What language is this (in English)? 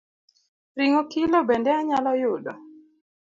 Luo (Kenya and Tanzania)